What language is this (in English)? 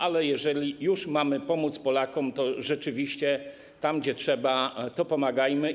Polish